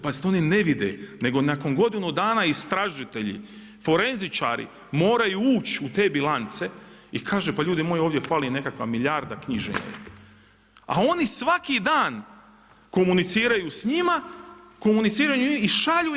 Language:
Croatian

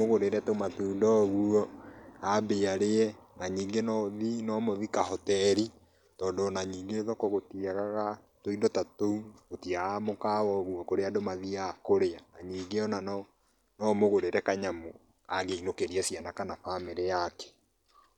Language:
Kikuyu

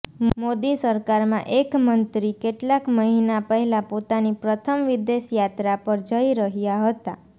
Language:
Gujarati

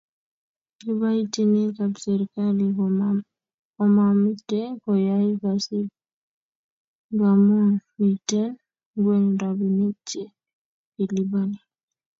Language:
Kalenjin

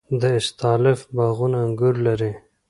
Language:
Pashto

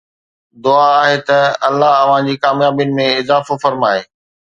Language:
Sindhi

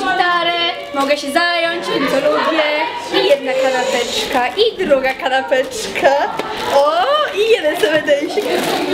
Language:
Polish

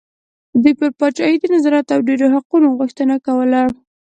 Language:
Pashto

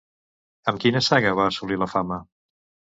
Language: Catalan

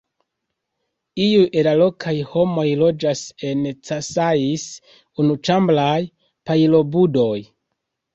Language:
Esperanto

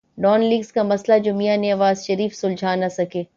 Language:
Urdu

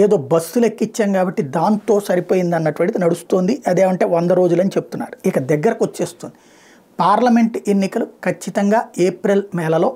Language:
Telugu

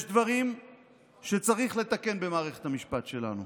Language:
Hebrew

